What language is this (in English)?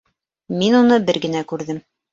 Bashkir